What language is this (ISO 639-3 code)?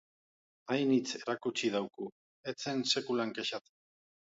eus